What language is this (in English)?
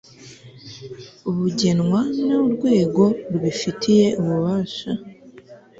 Kinyarwanda